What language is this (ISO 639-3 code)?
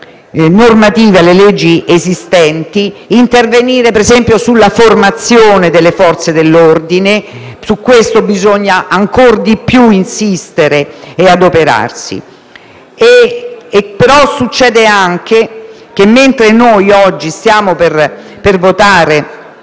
ita